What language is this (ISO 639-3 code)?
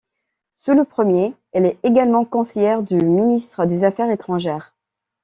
fra